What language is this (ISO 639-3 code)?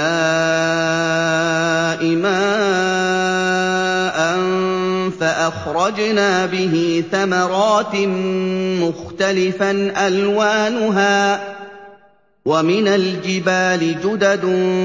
ara